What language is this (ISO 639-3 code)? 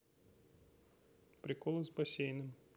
rus